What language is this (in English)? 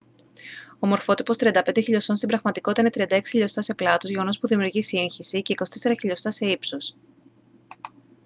Greek